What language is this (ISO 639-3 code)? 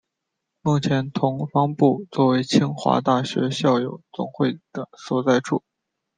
zho